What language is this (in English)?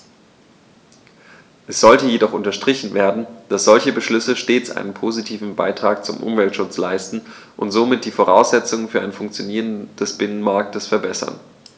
German